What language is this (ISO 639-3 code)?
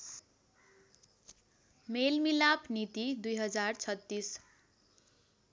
nep